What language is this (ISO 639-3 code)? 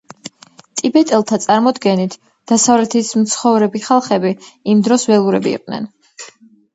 kat